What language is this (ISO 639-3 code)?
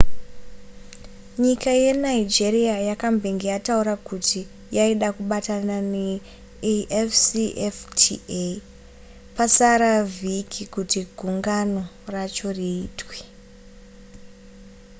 sna